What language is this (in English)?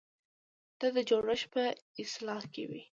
Pashto